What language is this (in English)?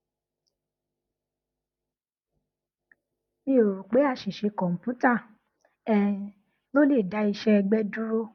Yoruba